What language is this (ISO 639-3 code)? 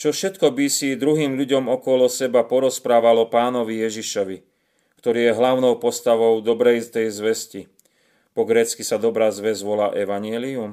slk